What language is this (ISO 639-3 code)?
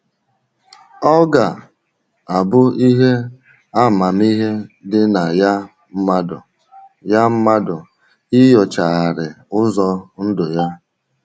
ibo